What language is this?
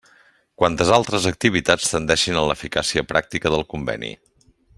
Catalan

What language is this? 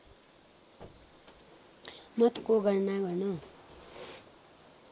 Nepali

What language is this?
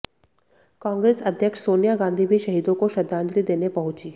Hindi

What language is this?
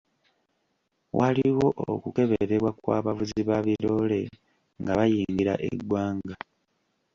Ganda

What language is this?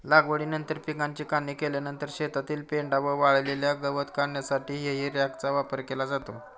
Marathi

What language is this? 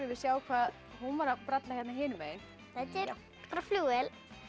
Icelandic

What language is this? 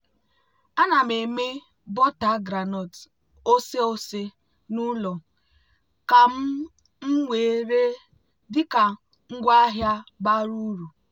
Igbo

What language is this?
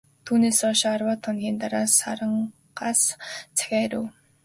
Mongolian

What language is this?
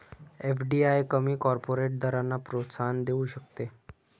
Marathi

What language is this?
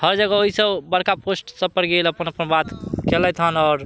Maithili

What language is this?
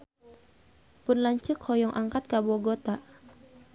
Sundanese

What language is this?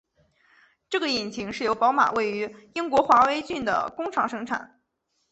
Chinese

